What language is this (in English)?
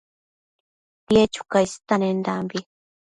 Matsés